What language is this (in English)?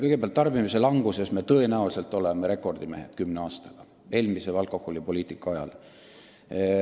Estonian